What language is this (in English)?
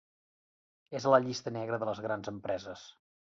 Catalan